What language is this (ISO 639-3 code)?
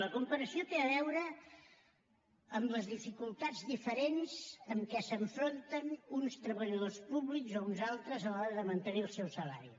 cat